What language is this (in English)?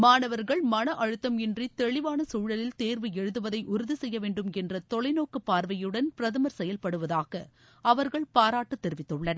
Tamil